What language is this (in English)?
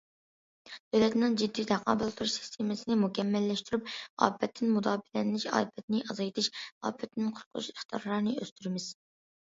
Uyghur